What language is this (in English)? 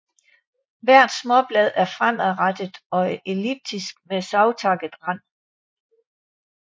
Danish